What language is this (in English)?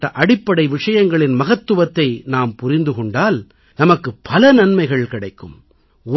Tamil